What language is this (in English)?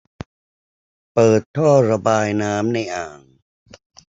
Thai